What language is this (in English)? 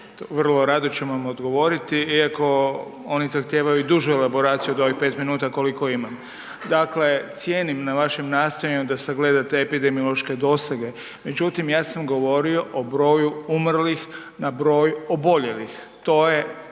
Croatian